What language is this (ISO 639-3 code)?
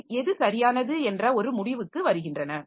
tam